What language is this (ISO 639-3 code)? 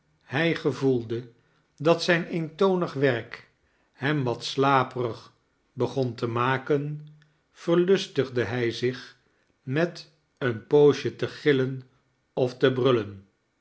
nld